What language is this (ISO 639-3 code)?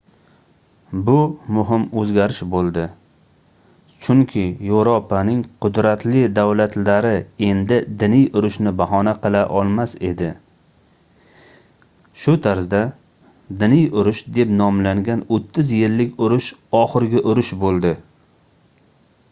uzb